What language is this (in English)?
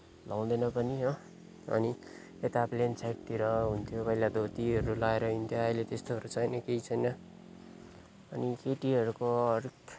Nepali